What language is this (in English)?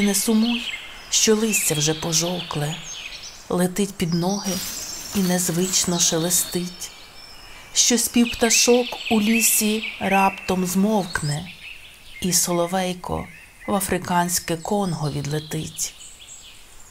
Ukrainian